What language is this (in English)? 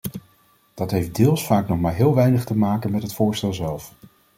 Dutch